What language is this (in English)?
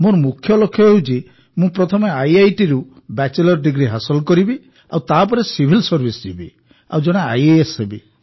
Odia